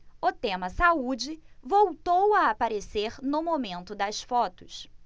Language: Portuguese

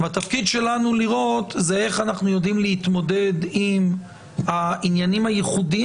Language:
Hebrew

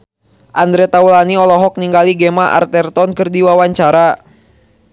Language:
Sundanese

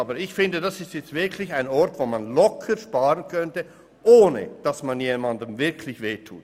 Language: Swiss German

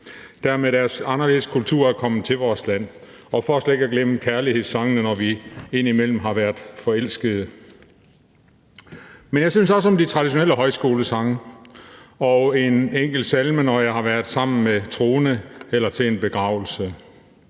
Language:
Danish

